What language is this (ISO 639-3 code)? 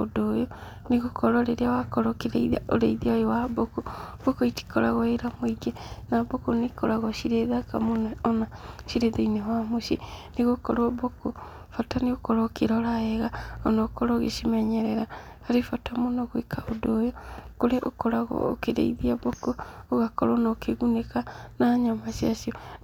kik